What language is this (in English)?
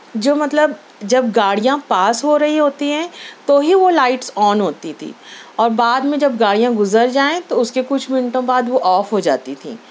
Urdu